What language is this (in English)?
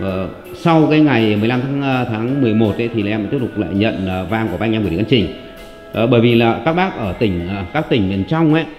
Vietnamese